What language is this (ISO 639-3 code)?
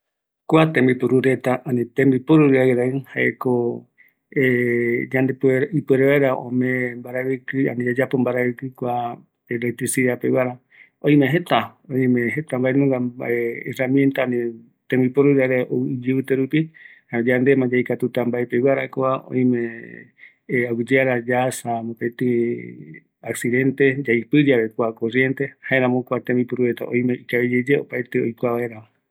gui